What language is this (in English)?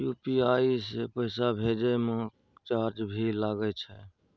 Maithili